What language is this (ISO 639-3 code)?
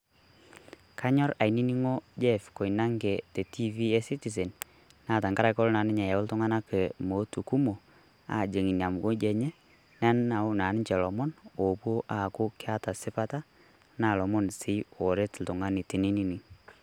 mas